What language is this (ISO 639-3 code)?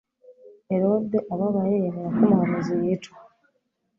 kin